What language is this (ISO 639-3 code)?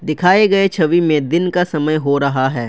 hin